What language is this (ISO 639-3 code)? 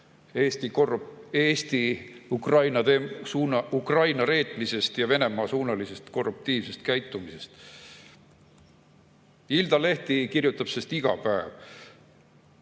est